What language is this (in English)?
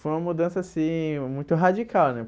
Portuguese